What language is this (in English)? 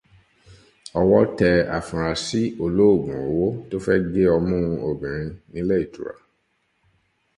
Yoruba